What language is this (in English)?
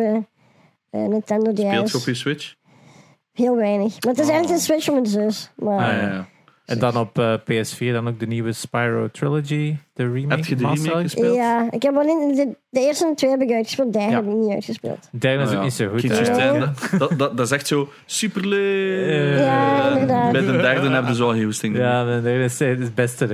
Dutch